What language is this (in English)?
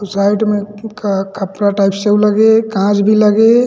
Chhattisgarhi